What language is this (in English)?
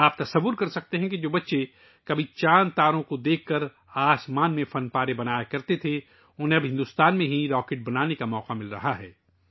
Urdu